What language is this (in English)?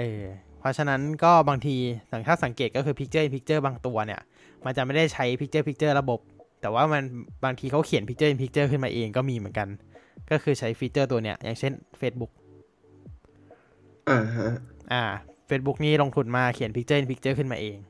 Thai